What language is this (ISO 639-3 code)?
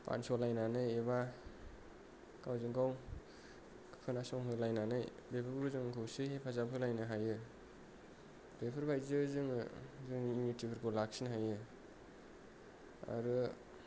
brx